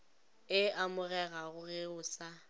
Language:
Northern Sotho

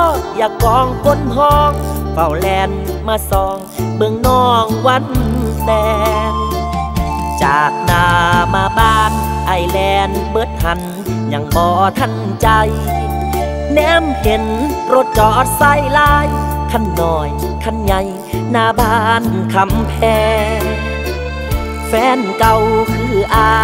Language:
Thai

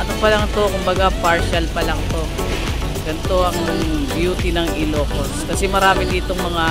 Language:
Filipino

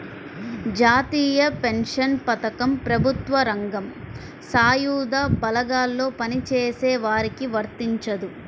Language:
Telugu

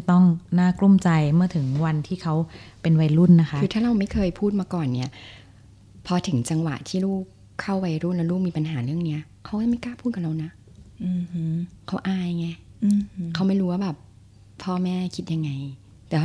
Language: Thai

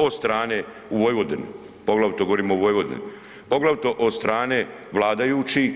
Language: Croatian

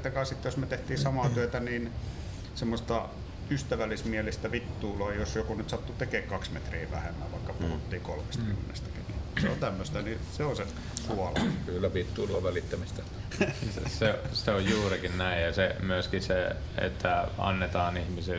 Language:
Finnish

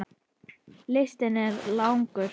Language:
Icelandic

